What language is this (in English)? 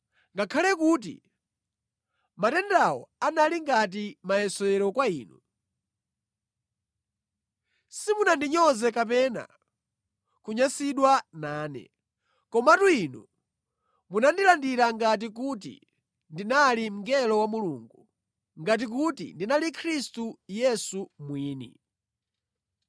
Nyanja